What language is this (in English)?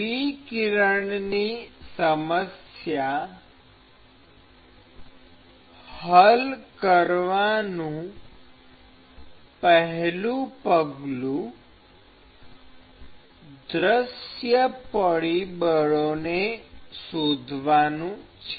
Gujarati